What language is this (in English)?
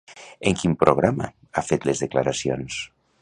Catalan